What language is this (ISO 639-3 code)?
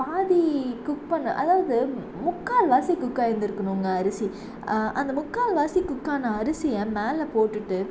tam